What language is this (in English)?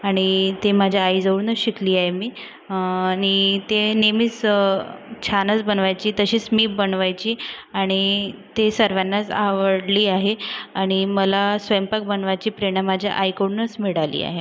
Marathi